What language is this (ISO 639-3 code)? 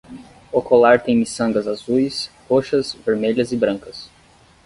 por